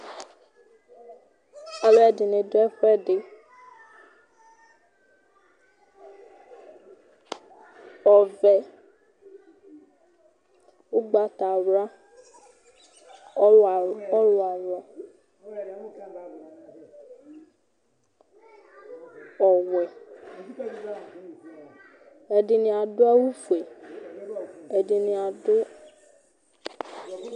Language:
Ikposo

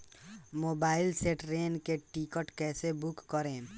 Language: Bhojpuri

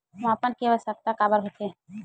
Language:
Chhattisgarhi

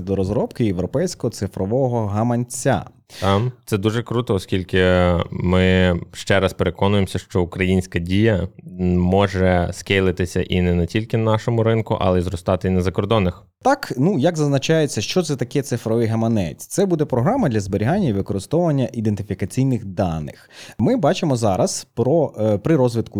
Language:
Ukrainian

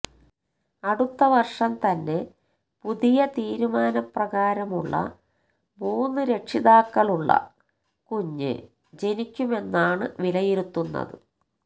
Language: Malayalam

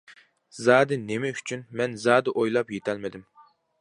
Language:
Uyghur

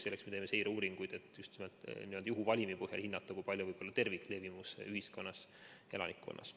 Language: Estonian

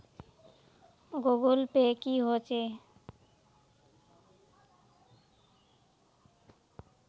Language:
Magahi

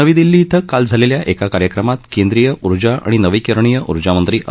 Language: Marathi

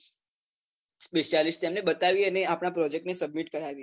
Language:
Gujarati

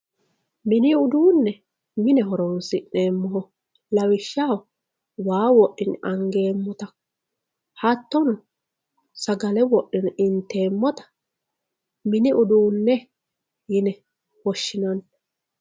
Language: Sidamo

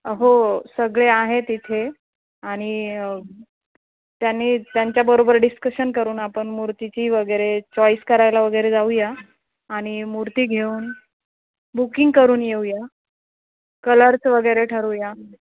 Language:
Marathi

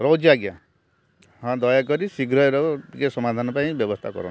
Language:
Odia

